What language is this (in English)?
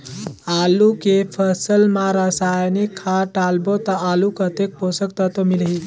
Chhattisgarhi